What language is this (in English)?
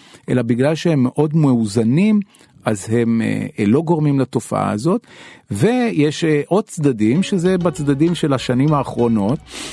Hebrew